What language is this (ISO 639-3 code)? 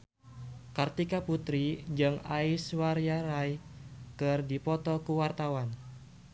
sun